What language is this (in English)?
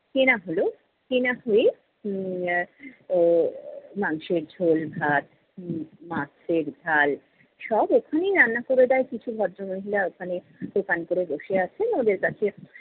Bangla